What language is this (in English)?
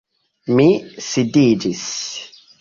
Esperanto